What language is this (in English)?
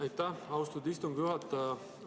Estonian